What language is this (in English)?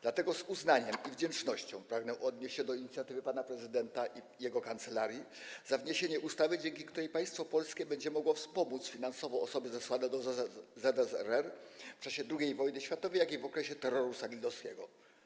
Polish